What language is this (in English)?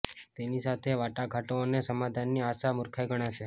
Gujarati